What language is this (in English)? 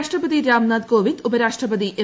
Malayalam